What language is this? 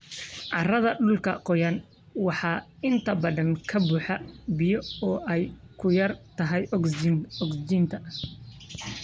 Somali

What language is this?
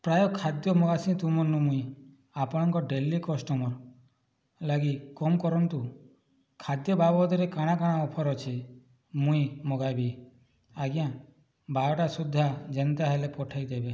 Odia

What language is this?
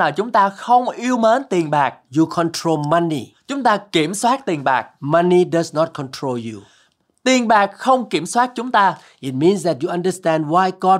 Vietnamese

